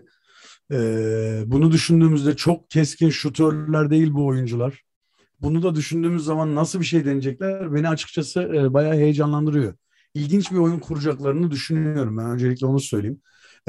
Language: Turkish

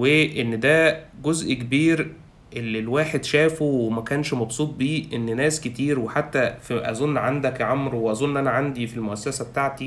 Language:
Arabic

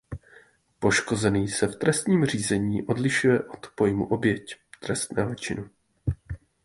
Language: Czech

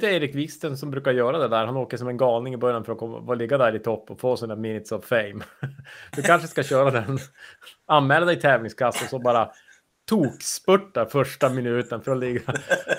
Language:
Swedish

